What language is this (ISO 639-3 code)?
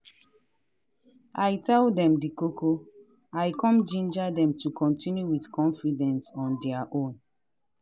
pcm